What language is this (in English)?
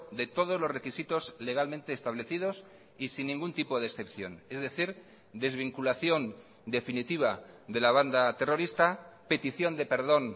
Spanish